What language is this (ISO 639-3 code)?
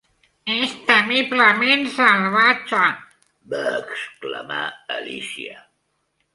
cat